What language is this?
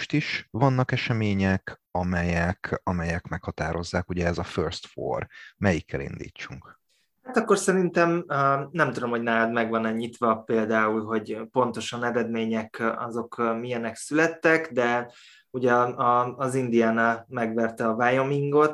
Hungarian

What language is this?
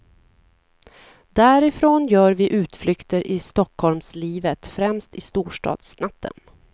Swedish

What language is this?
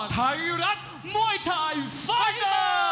Thai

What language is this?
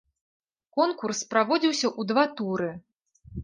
Belarusian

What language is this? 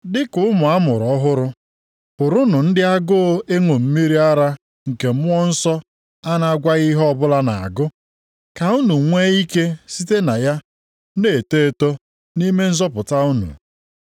Igbo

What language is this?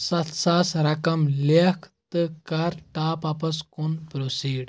Kashmiri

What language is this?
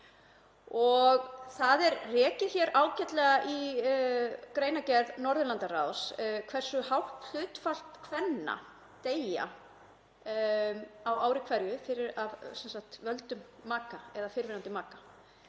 Icelandic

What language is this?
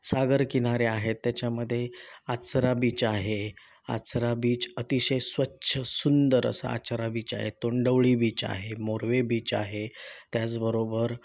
Marathi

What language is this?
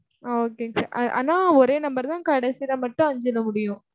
Tamil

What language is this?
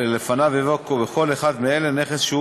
Hebrew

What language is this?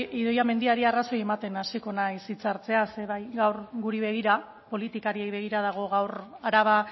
Basque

